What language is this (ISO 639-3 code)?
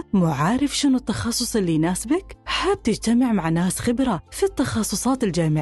ara